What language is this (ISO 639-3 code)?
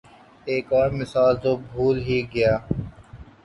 urd